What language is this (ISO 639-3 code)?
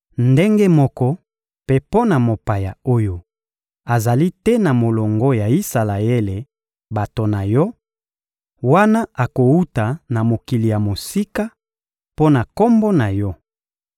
lin